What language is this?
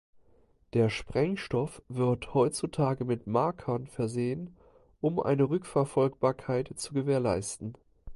German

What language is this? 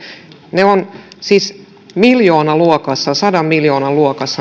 Finnish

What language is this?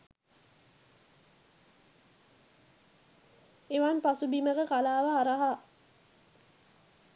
Sinhala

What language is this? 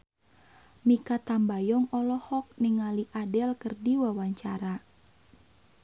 Sundanese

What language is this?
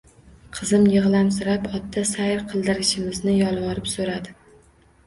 Uzbek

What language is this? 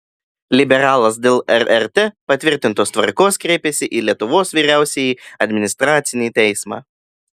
Lithuanian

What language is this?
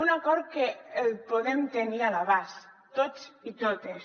Catalan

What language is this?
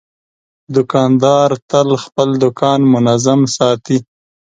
Pashto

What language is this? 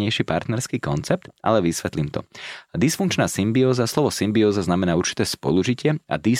Slovak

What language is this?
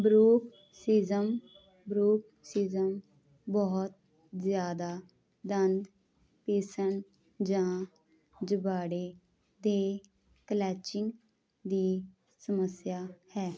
Punjabi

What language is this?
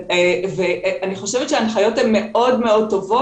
Hebrew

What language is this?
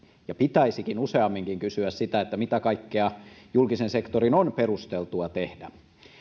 Finnish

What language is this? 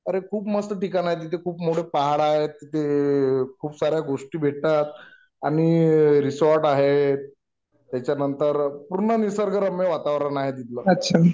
Marathi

